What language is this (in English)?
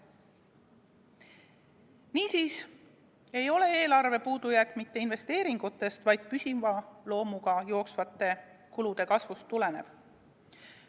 Estonian